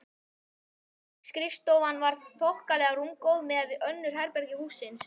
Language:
Icelandic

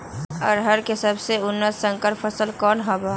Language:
Magahi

